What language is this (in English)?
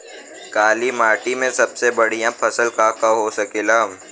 Bhojpuri